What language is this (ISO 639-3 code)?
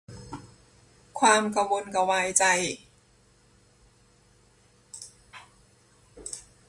tha